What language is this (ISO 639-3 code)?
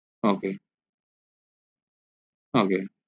ben